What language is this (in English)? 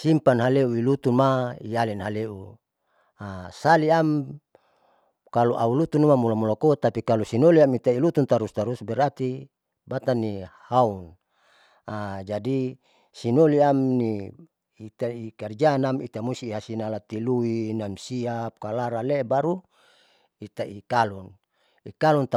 Saleman